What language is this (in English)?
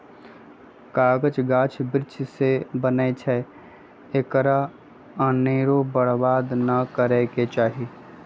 Magahi